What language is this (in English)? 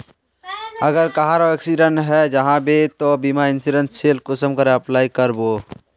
Magahi